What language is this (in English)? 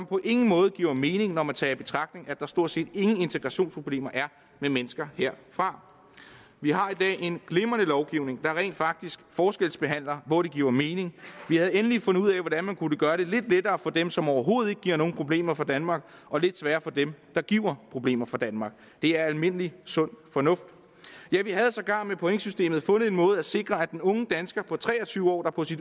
Danish